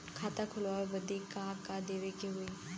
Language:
Bhojpuri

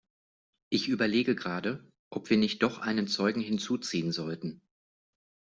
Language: German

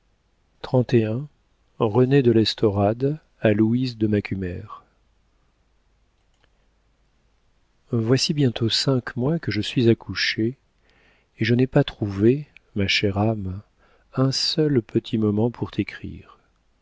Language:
French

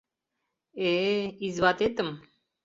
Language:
Mari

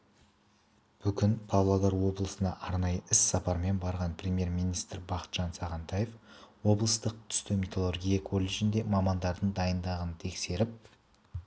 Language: Kazakh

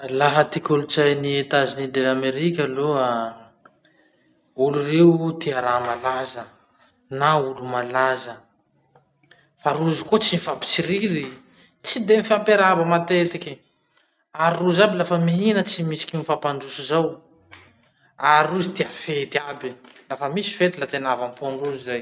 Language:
Masikoro Malagasy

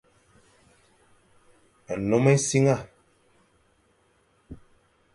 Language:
Fang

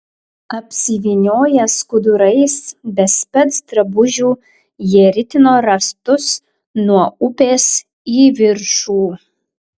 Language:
Lithuanian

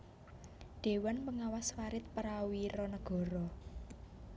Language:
Javanese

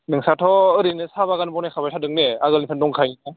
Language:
Bodo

